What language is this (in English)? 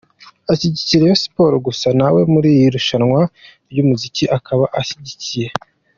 Kinyarwanda